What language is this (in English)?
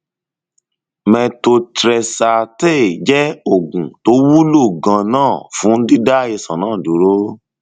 Yoruba